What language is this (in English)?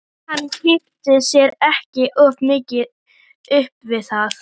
Icelandic